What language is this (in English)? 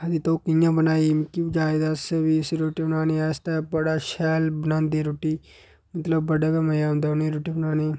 Dogri